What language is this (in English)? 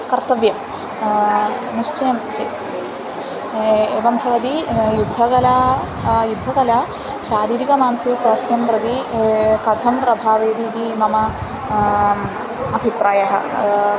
Sanskrit